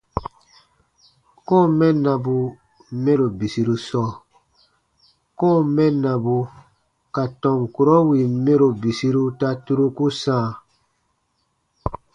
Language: Baatonum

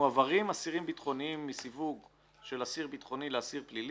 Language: Hebrew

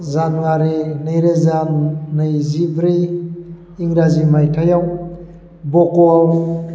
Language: Bodo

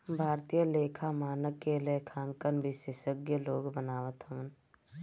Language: Bhojpuri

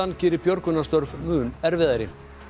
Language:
Icelandic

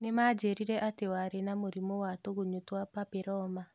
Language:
Kikuyu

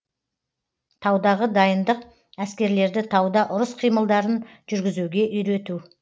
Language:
Kazakh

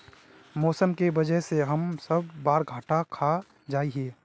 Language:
Magahi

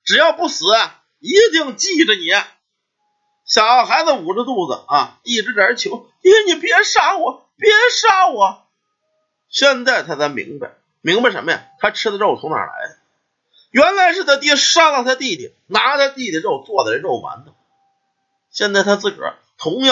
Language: Chinese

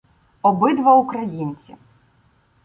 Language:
Ukrainian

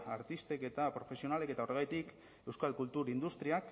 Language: Basque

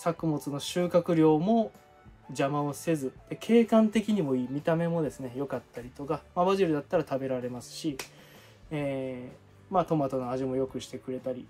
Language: Japanese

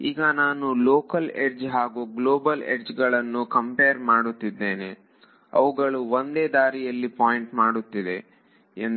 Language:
Kannada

